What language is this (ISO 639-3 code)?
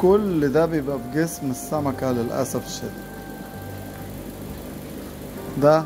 ara